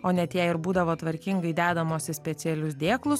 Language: Lithuanian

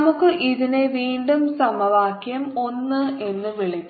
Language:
Malayalam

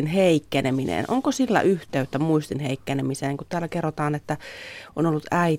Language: Finnish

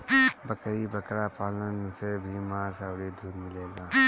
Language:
Bhojpuri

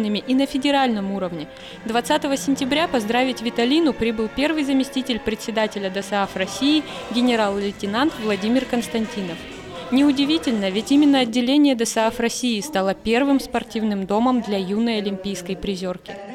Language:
Russian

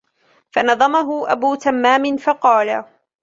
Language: Arabic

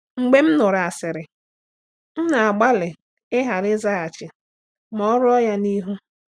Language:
Igbo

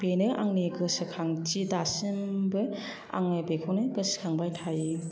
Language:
Bodo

